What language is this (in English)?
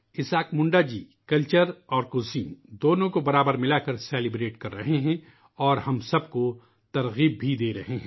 Urdu